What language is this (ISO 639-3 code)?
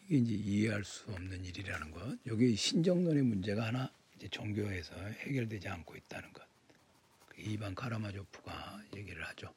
kor